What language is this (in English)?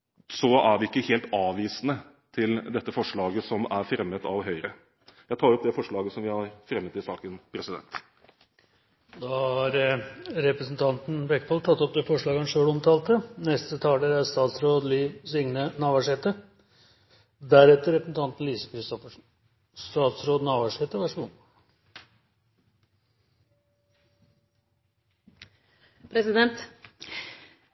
Norwegian